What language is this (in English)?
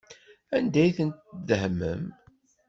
Kabyle